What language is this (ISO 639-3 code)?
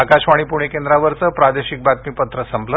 mar